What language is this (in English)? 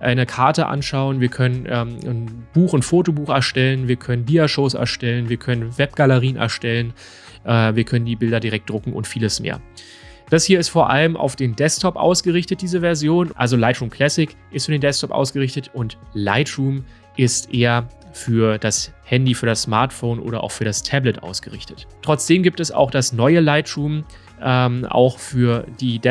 German